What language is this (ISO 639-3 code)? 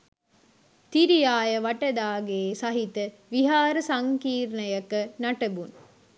sin